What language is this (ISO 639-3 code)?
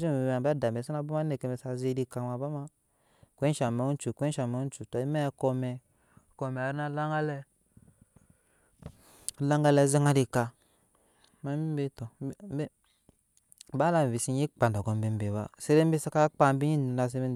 yes